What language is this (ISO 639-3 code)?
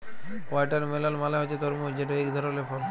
ben